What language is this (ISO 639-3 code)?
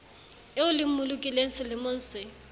sot